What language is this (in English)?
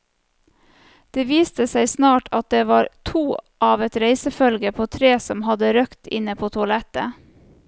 Norwegian